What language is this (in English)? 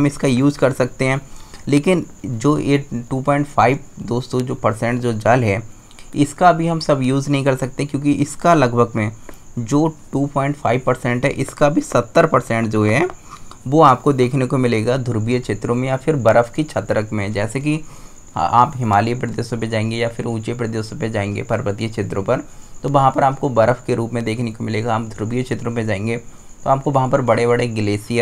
Hindi